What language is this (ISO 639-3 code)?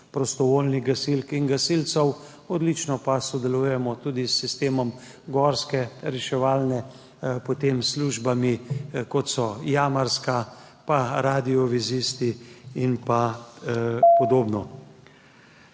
slv